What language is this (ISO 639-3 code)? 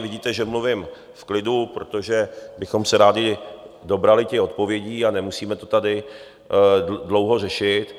ces